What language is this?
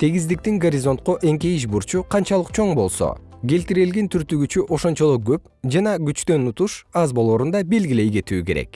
Kyrgyz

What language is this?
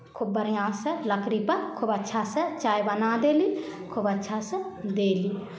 Maithili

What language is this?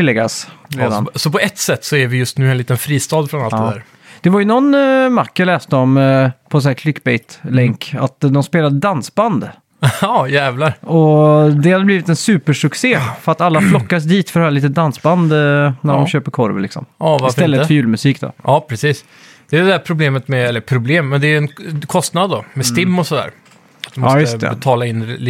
Swedish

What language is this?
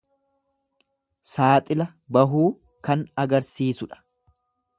Oromo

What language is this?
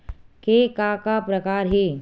Chhattisgarhi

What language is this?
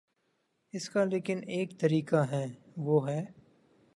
Urdu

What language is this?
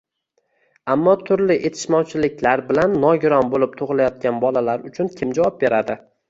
Uzbek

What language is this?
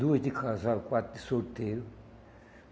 Portuguese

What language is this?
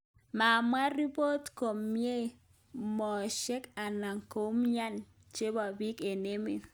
Kalenjin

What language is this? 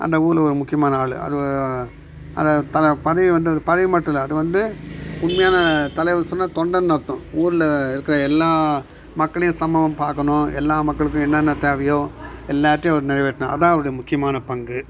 Tamil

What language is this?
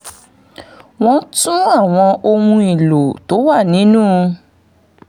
Yoruba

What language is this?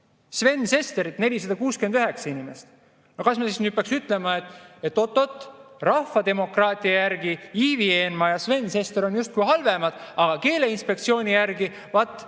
Estonian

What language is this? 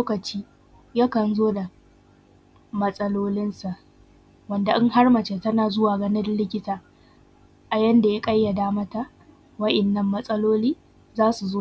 Hausa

